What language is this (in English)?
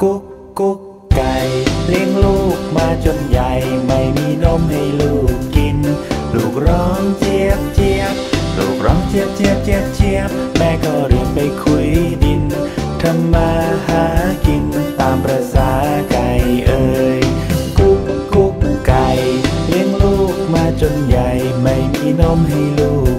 Thai